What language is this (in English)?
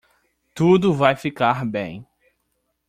Portuguese